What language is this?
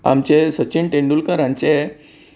Konkani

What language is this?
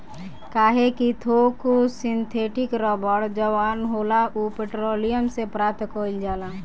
Bhojpuri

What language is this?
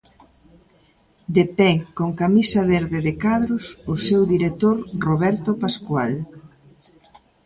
Galician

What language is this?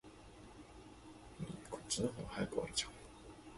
Japanese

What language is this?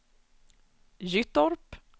Swedish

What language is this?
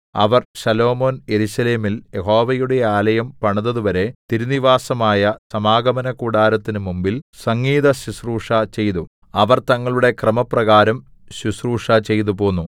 Malayalam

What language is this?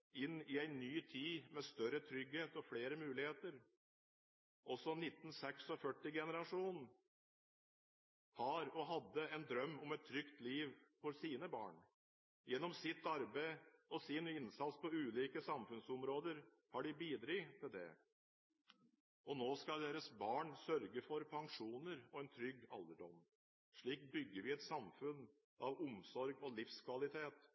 Norwegian Bokmål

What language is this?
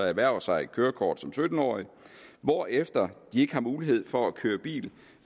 Danish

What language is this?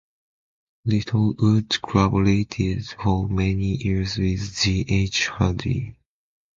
English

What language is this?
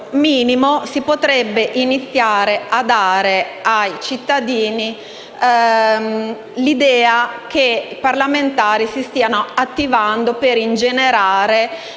Italian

